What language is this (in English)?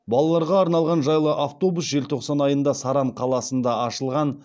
Kazakh